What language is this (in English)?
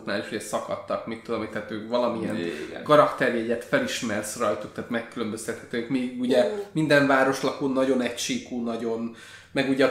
Hungarian